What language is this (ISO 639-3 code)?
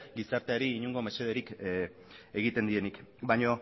eus